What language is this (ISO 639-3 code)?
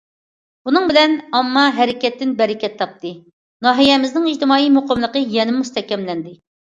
uig